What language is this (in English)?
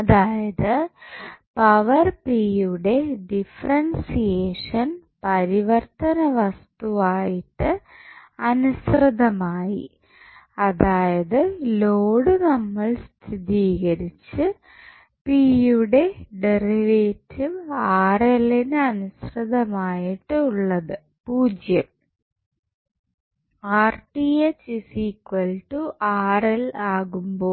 Malayalam